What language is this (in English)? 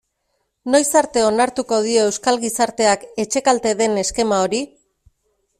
Basque